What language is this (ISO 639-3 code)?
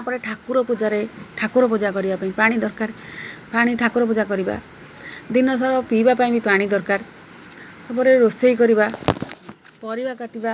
ori